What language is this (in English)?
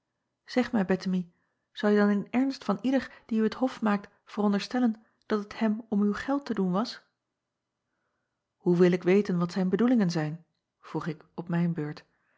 Dutch